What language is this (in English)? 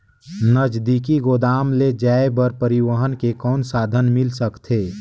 Chhattisgarhi